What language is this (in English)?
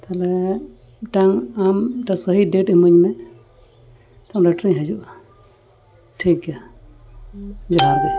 Santali